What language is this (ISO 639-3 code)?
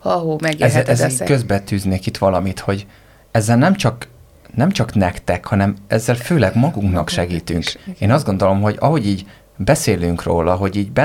hun